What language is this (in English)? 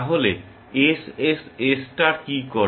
Bangla